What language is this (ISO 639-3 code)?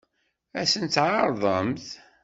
kab